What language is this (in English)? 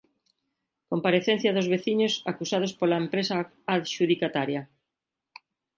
Galician